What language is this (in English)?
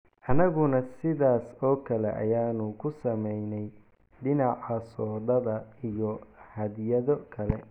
Somali